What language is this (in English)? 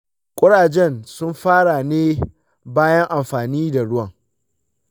Hausa